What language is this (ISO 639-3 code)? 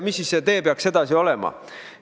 est